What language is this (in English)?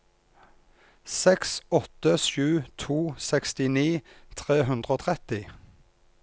Norwegian